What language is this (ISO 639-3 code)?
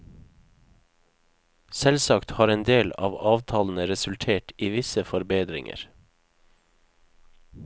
nor